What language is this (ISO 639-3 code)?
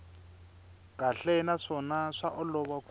tso